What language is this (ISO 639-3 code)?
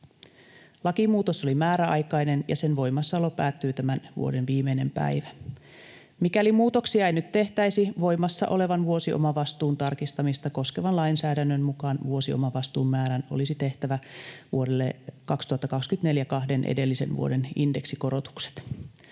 fin